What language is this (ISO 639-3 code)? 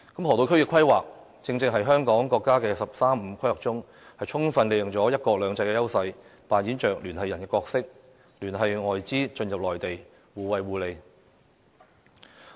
yue